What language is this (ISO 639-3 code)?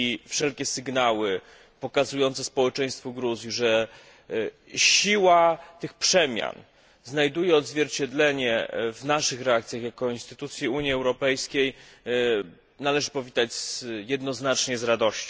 pol